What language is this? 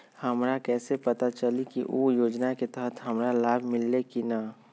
Magahi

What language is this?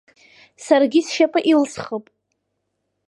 Abkhazian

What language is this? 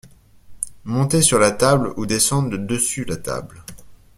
French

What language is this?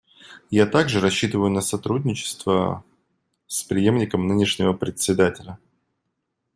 Russian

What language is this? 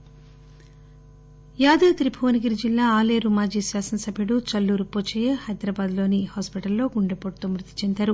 Telugu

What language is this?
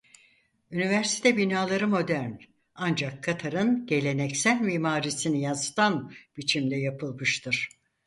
Turkish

